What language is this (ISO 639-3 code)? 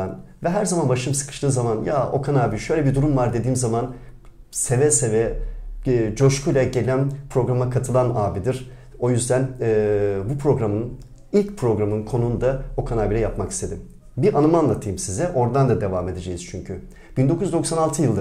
tur